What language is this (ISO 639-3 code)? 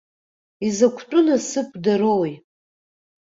abk